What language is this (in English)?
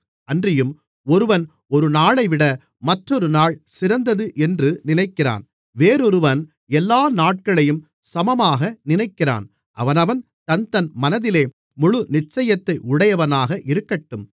Tamil